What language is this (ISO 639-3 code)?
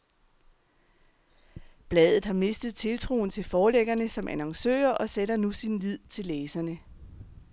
dan